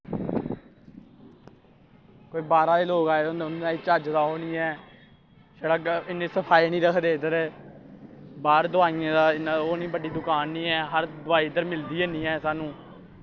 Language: Dogri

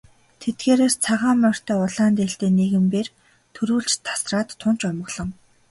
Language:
Mongolian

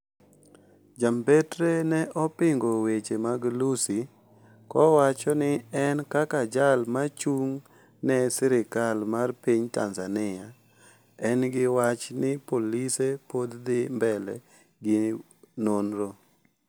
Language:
Luo (Kenya and Tanzania)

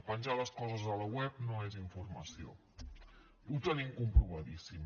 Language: Catalan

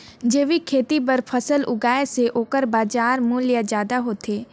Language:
Chhattisgarhi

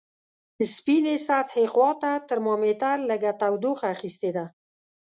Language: Pashto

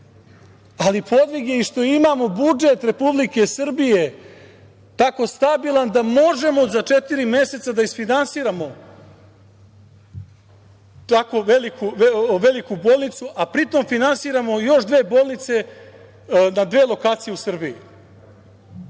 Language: Serbian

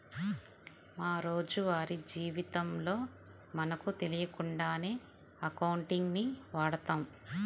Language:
Telugu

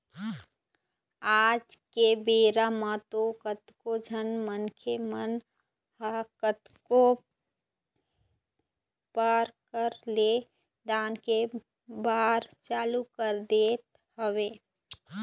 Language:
Chhattisgarhi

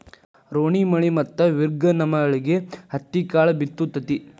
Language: Kannada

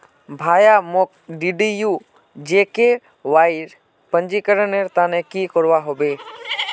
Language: Magahi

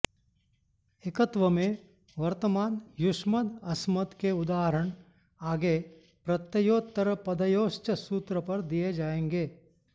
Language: Sanskrit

